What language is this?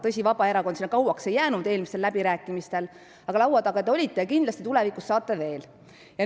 Estonian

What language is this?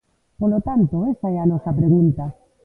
Galician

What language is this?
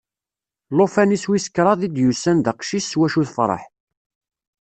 Kabyle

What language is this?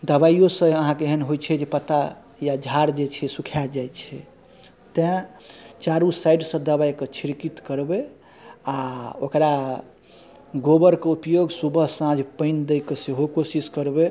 Maithili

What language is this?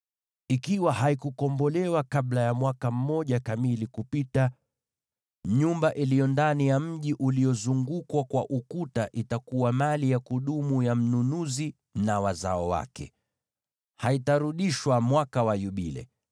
Swahili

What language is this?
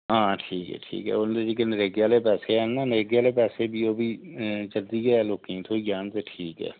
Dogri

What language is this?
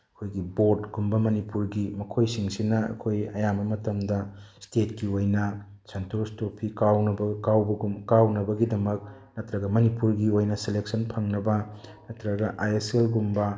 Manipuri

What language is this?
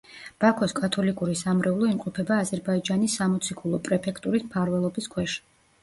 Georgian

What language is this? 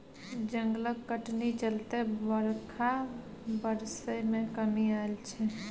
Maithili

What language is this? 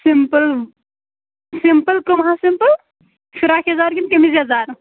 Kashmiri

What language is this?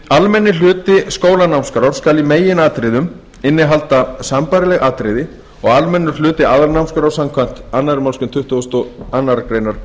Icelandic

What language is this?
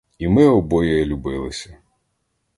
Ukrainian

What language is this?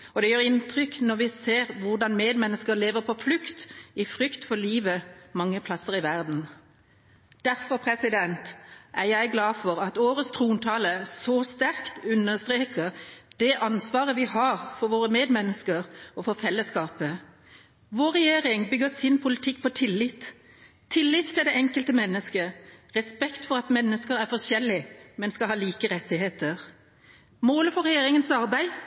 Norwegian Bokmål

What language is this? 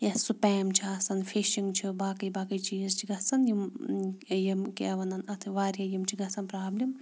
Kashmiri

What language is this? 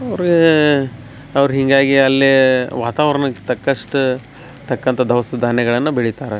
Kannada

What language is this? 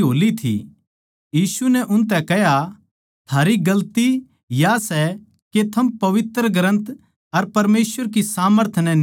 Haryanvi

